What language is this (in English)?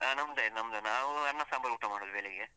Kannada